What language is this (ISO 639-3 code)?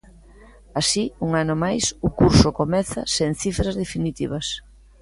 glg